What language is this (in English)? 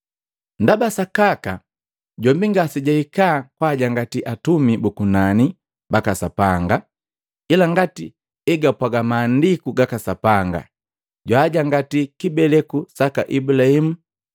Matengo